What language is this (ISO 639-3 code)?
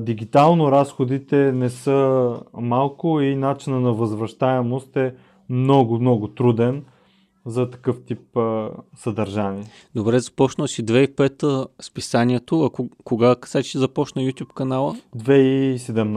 bul